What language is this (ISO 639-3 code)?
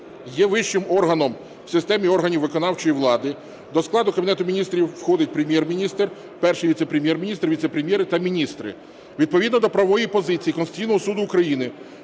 ukr